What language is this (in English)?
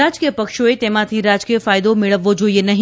Gujarati